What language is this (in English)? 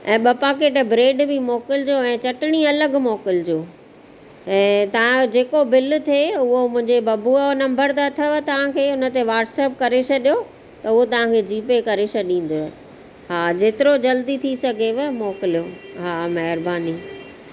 Sindhi